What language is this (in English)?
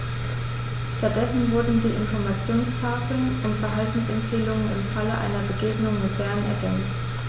German